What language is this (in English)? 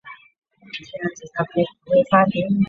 Chinese